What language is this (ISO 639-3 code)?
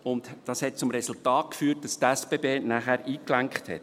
gsw